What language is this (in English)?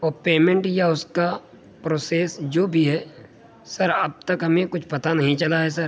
Urdu